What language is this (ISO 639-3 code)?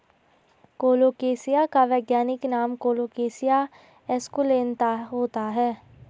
hin